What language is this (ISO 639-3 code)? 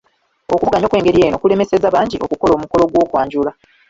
lug